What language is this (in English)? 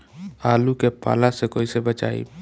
Bhojpuri